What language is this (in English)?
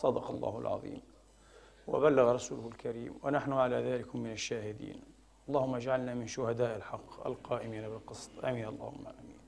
Arabic